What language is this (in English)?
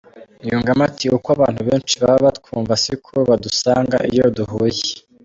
Kinyarwanda